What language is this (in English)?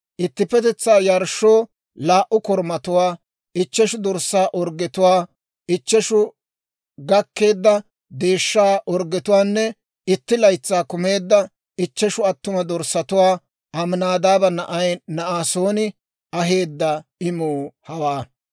Dawro